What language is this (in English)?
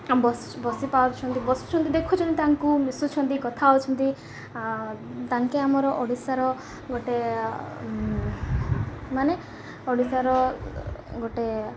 Odia